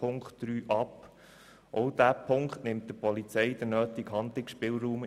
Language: Swiss German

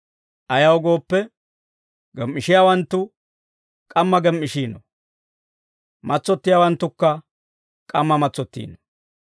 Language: Dawro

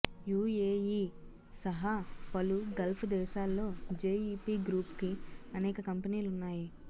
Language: Telugu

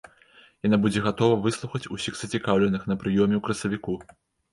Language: Belarusian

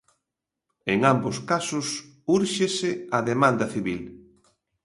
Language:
Galician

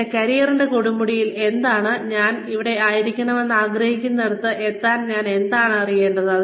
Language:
Malayalam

